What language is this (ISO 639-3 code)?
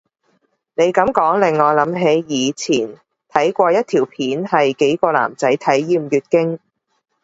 yue